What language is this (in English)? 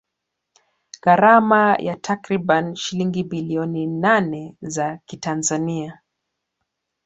Swahili